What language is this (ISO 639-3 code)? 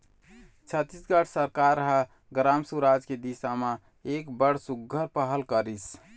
hne